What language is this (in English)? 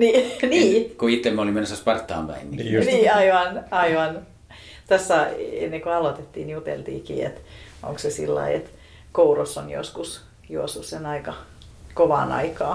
Finnish